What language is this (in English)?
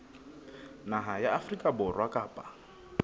Southern Sotho